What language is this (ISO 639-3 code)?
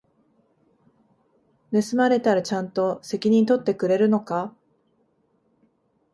jpn